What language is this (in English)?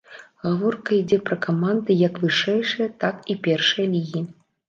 Belarusian